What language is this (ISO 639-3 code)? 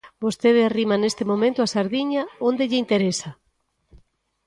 glg